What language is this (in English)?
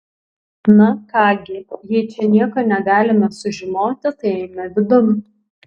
Lithuanian